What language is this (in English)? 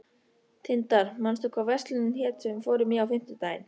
Icelandic